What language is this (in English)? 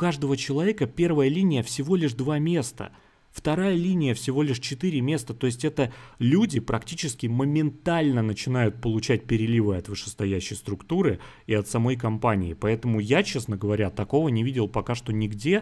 Russian